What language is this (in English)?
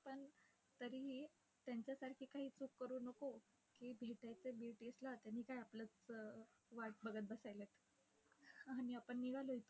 Marathi